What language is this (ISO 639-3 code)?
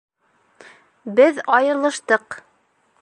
bak